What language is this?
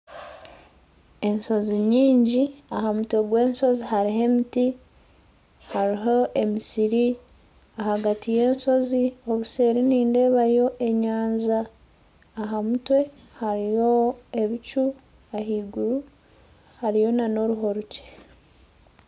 Nyankole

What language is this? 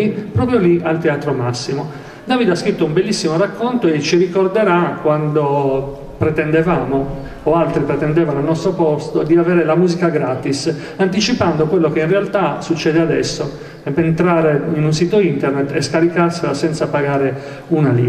Italian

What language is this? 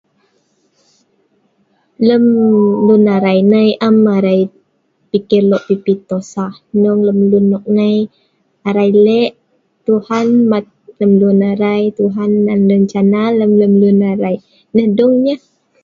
Sa'ban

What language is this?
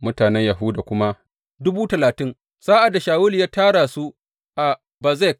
Hausa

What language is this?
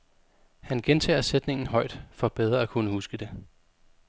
Danish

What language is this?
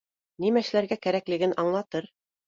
Bashkir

